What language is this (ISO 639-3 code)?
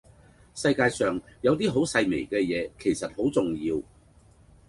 yue